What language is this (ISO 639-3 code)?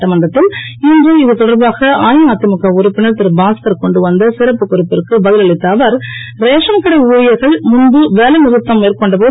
tam